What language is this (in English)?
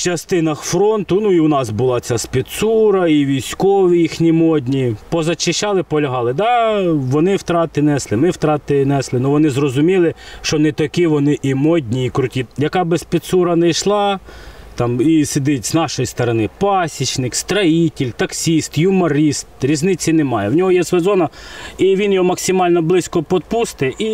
Ukrainian